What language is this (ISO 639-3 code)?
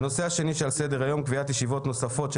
heb